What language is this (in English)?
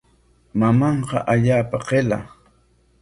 Corongo Ancash Quechua